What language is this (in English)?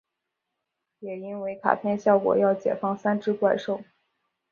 Chinese